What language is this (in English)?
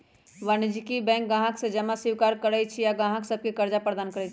Magahi